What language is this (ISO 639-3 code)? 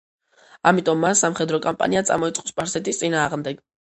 kat